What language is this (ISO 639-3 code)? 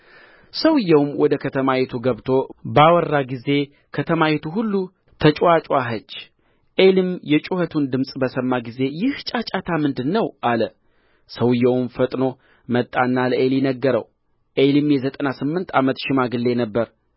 amh